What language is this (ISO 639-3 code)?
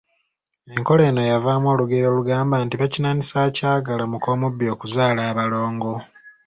lug